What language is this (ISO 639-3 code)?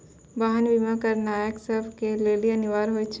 mai